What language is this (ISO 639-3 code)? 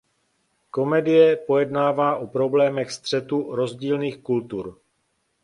ces